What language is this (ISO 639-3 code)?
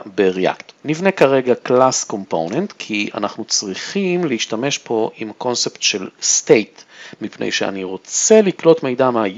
heb